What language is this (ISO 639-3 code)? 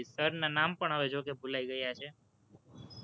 guj